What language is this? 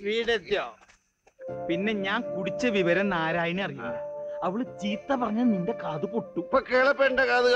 Thai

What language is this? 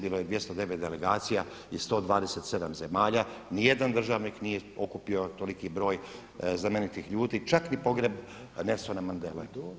Croatian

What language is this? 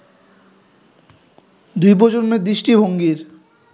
Bangla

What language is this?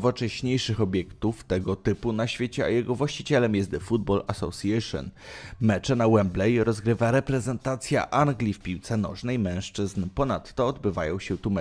Polish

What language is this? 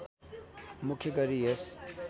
Nepali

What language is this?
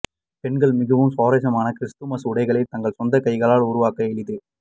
Tamil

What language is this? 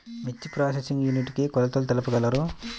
Telugu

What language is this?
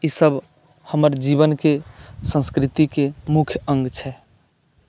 Maithili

